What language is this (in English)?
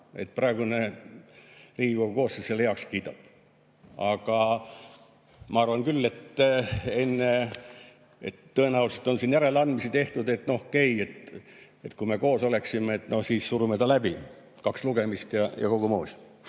Estonian